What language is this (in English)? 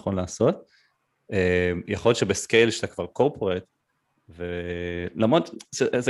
Hebrew